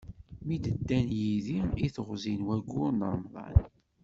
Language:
Kabyle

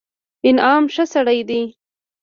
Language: Pashto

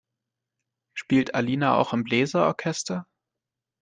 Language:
German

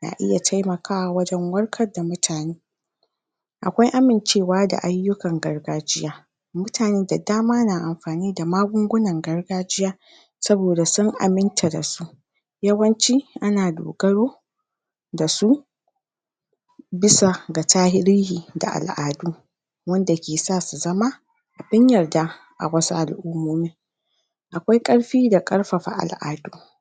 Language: Hausa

